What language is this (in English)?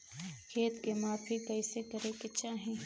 Bhojpuri